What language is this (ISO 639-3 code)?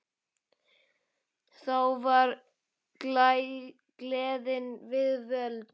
isl